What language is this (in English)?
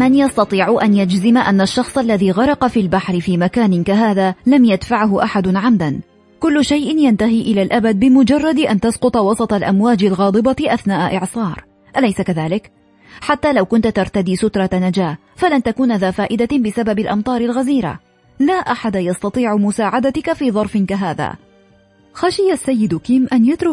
Arabic